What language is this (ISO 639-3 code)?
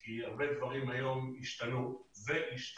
heb